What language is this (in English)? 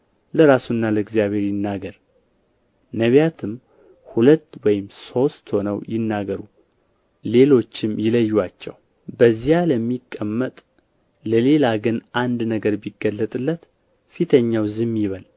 Amharic